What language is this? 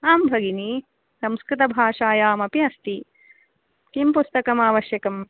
Sanskrit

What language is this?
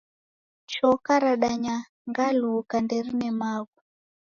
Taita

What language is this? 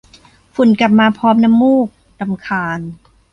Thai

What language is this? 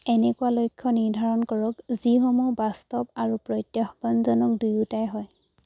Assamese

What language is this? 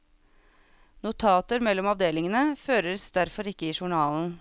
Norwegian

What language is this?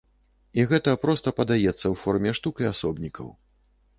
Belarusian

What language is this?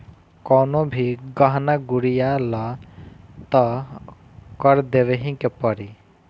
Bhojpuri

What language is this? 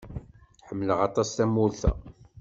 Kabyle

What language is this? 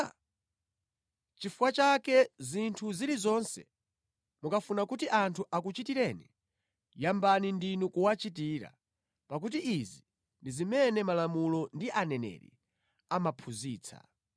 Nyanja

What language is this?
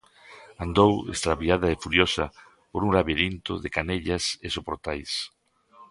Galician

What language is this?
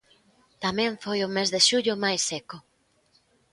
Galician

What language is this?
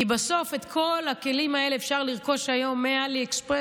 Hebrew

